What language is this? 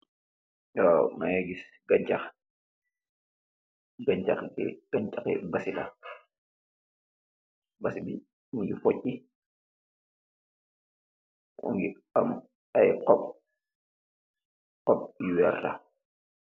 Wolof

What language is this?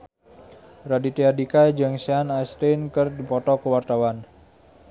Sundanese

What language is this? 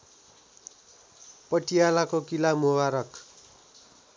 Nepali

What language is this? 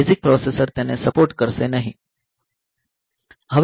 Gujarati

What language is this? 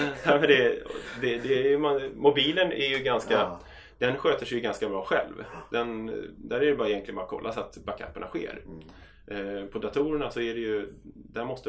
Swedish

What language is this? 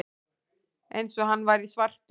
Icelandic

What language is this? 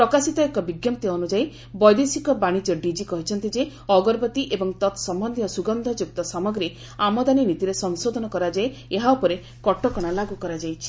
Odia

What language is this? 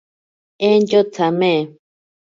Ashéninka Perené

